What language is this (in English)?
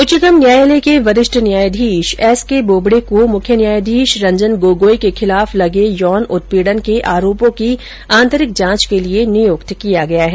Hindi